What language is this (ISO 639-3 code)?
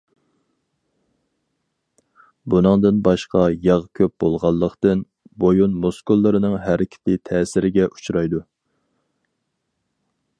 uig